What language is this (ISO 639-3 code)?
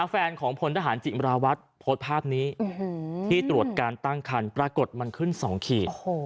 tha